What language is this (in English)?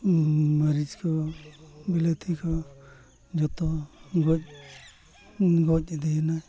Santali